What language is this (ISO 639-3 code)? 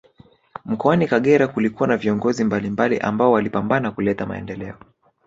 swa